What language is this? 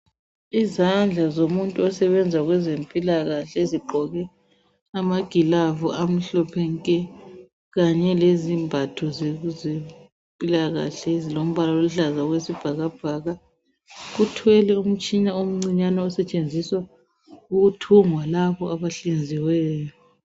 North Ndebele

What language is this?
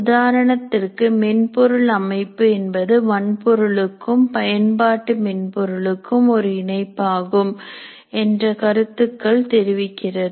Tamil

